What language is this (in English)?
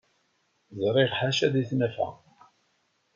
Kabyle